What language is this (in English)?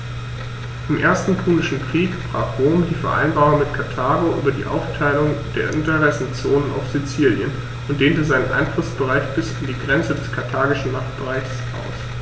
German